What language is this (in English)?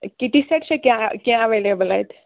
Kashmiri